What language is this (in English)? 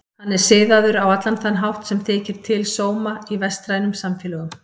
Icelandic